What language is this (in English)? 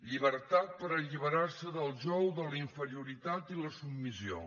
Catalan